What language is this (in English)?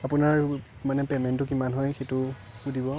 Assamese